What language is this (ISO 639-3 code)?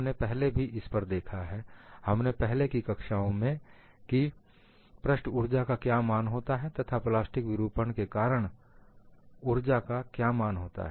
hin